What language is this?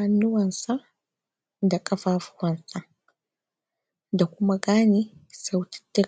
Hausa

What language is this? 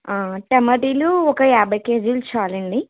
Telugu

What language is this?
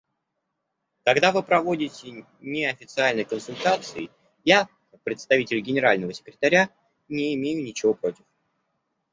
Russian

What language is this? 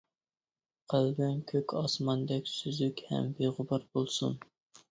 Uyghur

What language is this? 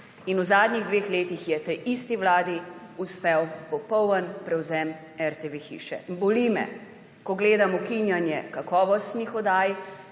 Slovenian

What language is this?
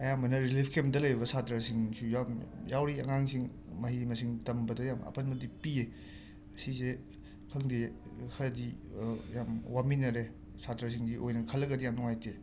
Manipuri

